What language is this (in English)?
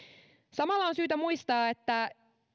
Finnish